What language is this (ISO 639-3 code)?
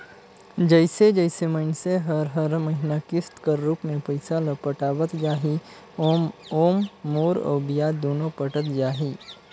hne